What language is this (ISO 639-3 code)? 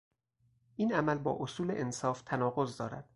fas